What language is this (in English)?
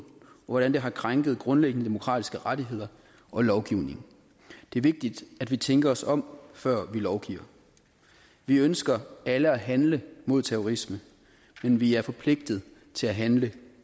Danish